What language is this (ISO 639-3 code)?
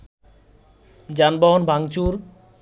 ben